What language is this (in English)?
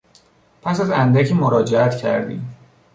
Persian